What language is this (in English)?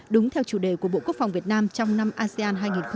Vietnamese